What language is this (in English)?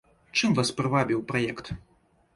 Belarusian